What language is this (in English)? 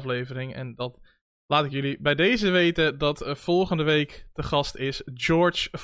Dutch